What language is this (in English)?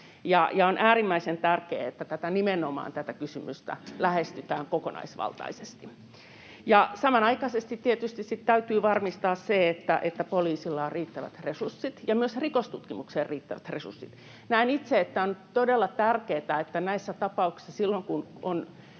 Finnish